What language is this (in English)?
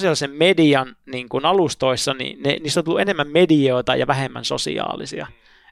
Finnish